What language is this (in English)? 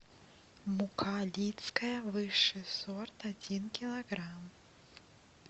Russian